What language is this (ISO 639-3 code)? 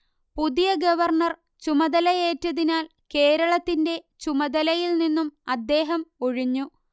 mal